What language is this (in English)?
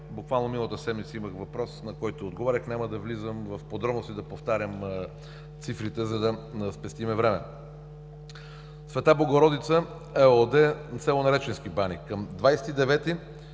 Bulgarian